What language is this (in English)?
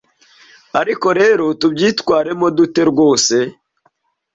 Kinyarwanda